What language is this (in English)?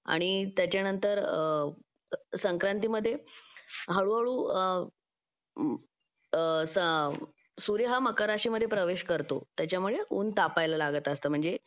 Marathi